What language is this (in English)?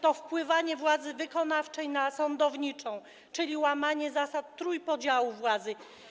Polish